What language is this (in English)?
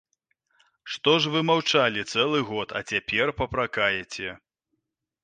Belarusian